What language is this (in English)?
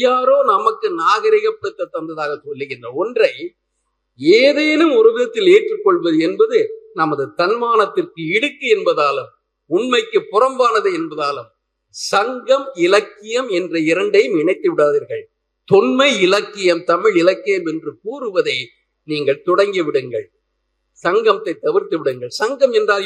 Tamil